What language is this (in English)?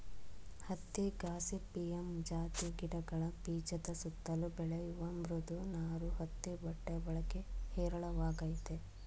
Kannada